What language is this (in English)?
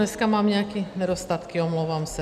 Czech